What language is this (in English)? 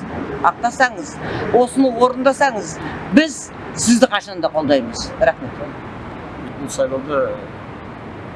Turkish